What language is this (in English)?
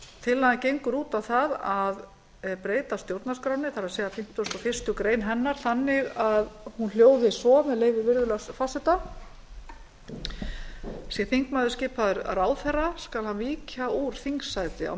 Icelandic